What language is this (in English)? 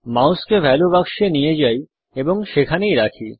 Bangla